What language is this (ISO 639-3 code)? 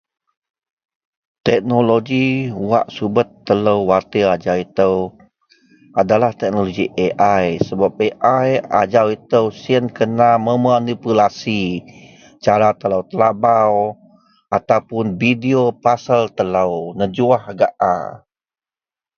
mel